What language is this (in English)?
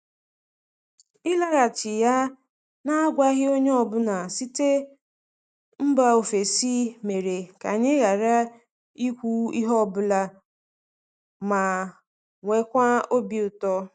Igbo